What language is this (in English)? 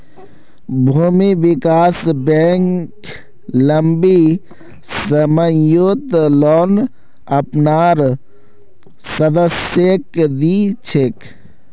Magahi